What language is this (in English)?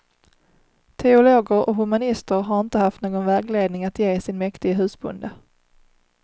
Swedish